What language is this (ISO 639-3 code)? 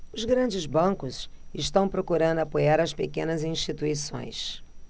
por